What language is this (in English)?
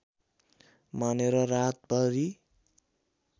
Nepali